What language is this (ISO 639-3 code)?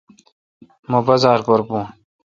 xka